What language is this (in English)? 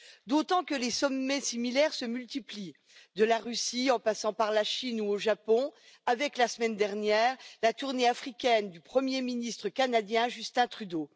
French